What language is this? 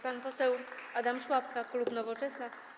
Polish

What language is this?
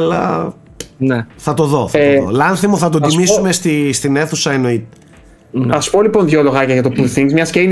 Greek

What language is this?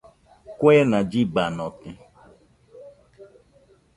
Nüpode Huitoto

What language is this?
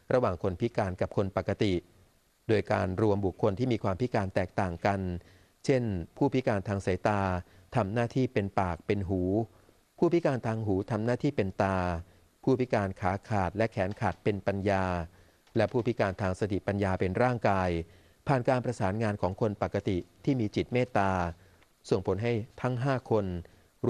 Thai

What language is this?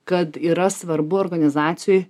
Lithuanian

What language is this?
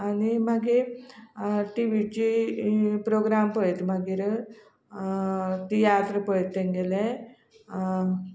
Konkani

